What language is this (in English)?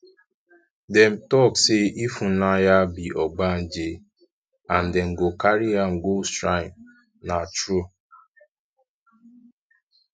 Nigerian Pidgin